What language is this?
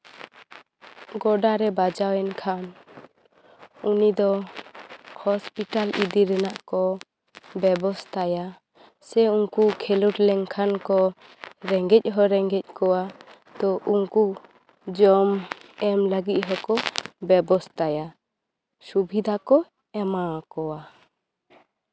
Santali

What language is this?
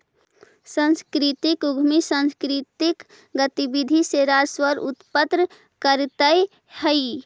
Magahi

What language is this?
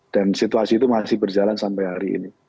Indonesian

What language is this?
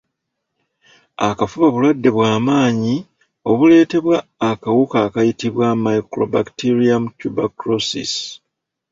Ganda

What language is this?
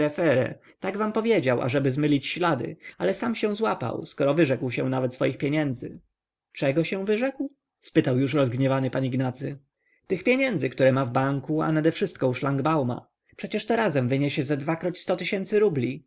Polish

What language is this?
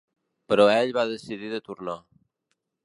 Catalan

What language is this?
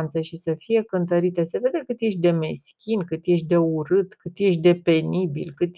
Romanian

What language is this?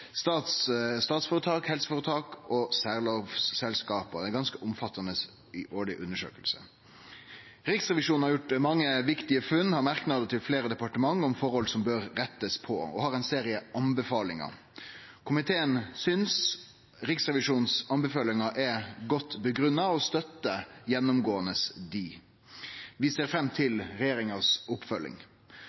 Norwegian Nynorsk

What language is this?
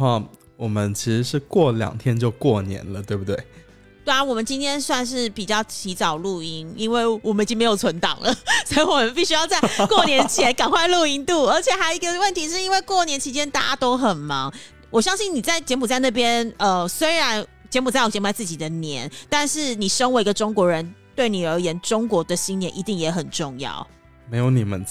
Chinese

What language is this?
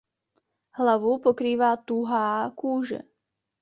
Czech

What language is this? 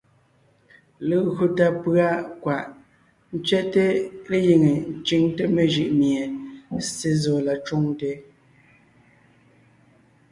Ngiemboon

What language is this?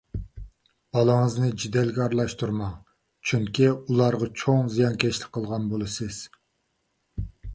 Uyghur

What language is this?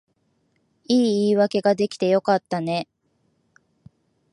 Japanese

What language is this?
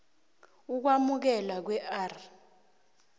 South Ndebele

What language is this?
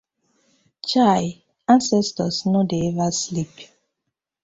Nigerian Pidgin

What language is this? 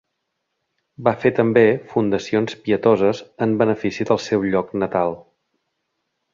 Catalan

